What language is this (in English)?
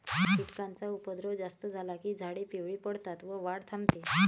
Marathi